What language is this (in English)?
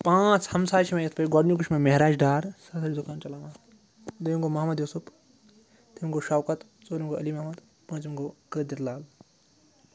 Kashmiri